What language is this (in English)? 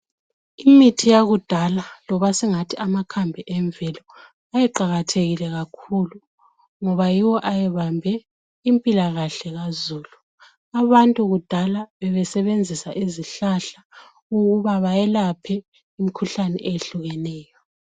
North Ndebele